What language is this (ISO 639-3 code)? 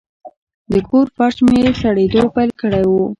pus